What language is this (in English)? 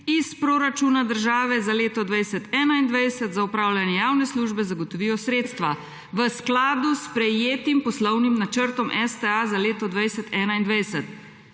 Slovenian